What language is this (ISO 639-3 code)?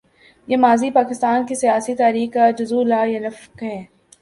urd